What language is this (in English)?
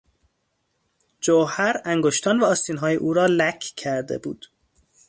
Persian